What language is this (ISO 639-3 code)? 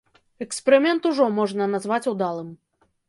bel